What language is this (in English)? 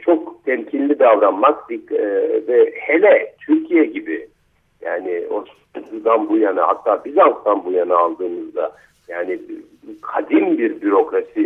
Turkish